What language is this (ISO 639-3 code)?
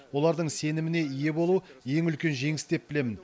kaz